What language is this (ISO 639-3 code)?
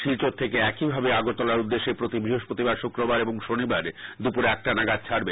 ben